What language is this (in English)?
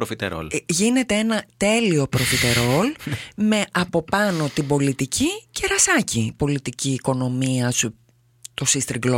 Greek